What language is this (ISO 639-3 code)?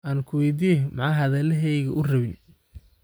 som